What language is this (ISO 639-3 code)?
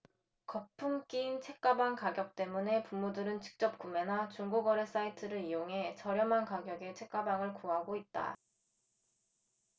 kor